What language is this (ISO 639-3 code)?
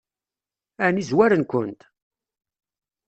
kab